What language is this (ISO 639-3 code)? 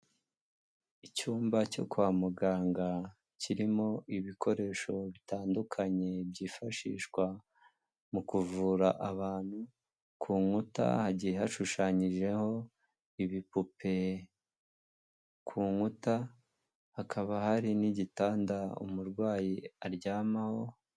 kin